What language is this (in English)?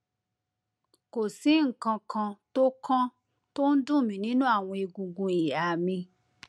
Yoruba